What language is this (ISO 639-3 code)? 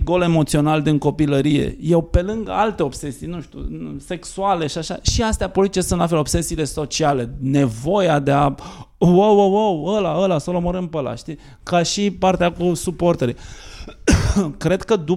ron